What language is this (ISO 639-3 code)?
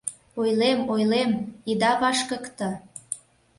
chm